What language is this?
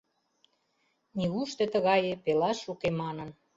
Mari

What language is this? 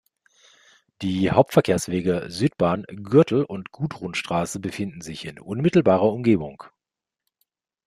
German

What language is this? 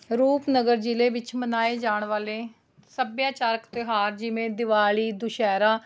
Punjabi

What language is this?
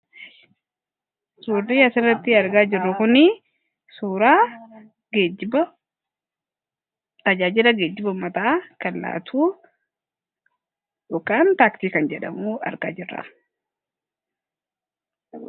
Oromo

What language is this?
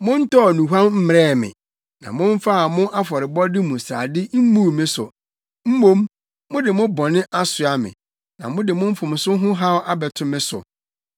Akan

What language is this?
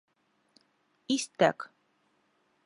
Bashkir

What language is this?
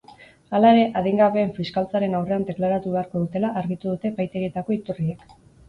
Basque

